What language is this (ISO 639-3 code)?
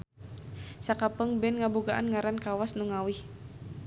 sun